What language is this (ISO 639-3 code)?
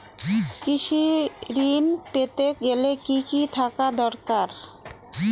ben